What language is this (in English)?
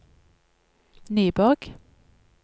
Norwegian